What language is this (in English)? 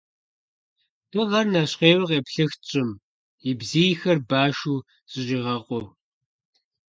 Kabardian